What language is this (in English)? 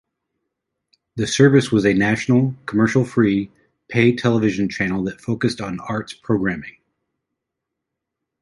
English